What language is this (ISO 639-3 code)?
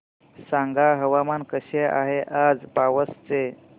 mar